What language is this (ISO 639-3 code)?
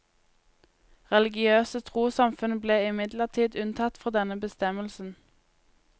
nor